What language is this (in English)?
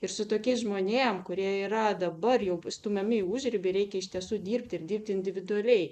Lithuanian